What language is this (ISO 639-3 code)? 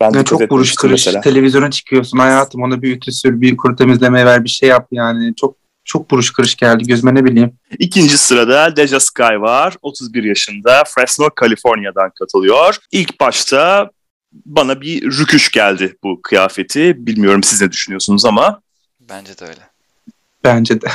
tur